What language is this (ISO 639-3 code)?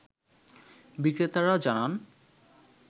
ben